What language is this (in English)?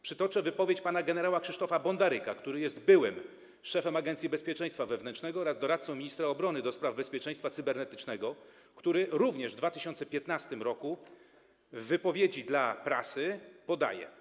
Polish